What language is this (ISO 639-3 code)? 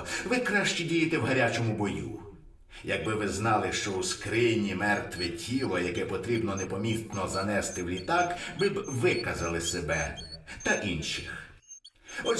ukr